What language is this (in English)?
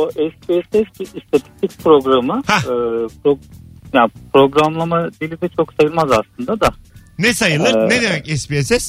Turkish